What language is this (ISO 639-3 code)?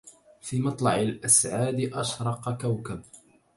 ara